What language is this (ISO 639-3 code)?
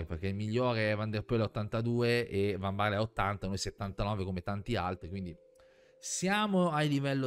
ita